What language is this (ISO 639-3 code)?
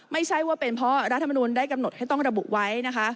tha